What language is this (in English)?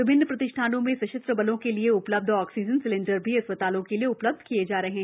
Hindi